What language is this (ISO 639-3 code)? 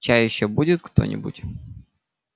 rus